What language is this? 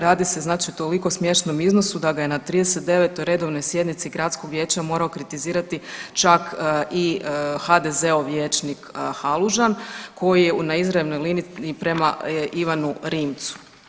Croatian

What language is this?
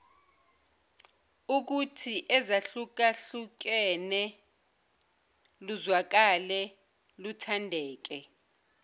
Zulu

